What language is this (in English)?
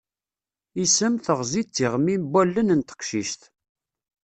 Kabyle